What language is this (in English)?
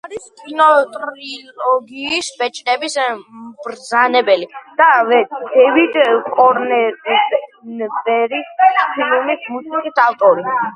Georgian